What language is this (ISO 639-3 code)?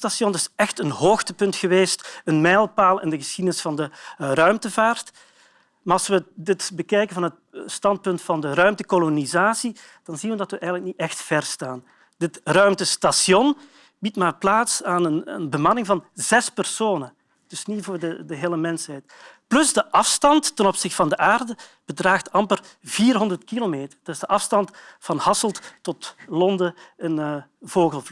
nld